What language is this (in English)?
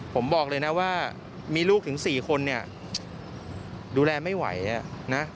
Thai